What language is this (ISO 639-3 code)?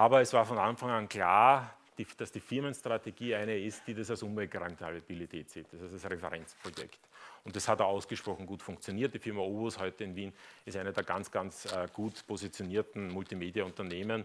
deu